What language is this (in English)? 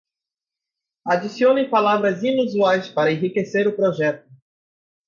Portuguese